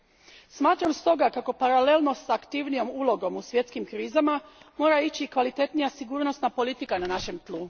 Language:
Croatian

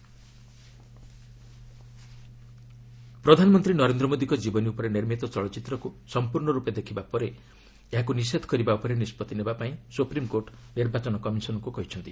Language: Odia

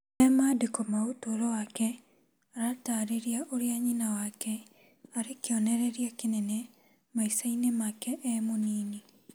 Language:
Kikuyu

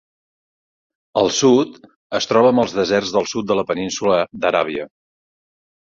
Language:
Catalan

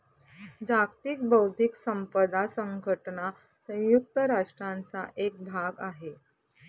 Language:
Marathi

